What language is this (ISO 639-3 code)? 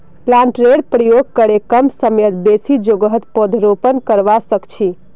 mag